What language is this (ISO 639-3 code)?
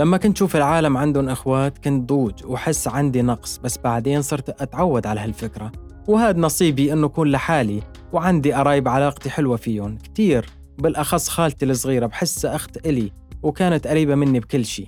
ara